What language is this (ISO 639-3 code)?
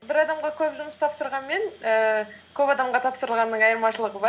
kaz